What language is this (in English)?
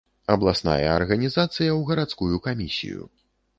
Belarusian